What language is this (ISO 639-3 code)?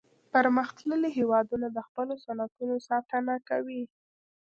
pus